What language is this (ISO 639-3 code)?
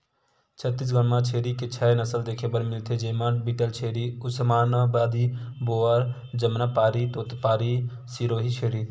hne